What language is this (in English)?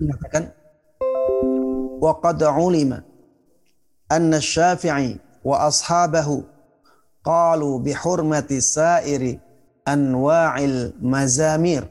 Indonesian